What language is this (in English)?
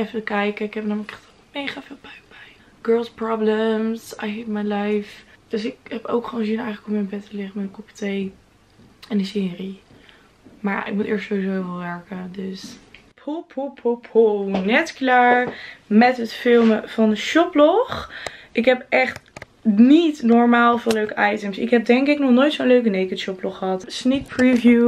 Dutch